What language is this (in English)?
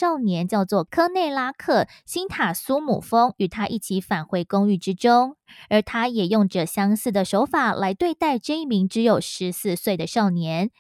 Chinese